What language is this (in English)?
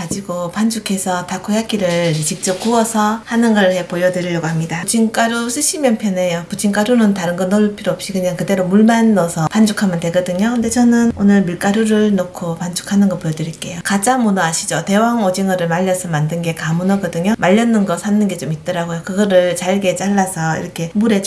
Korean